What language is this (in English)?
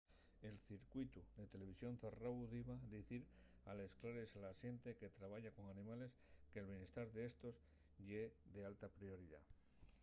Asturian